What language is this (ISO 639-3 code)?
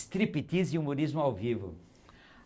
por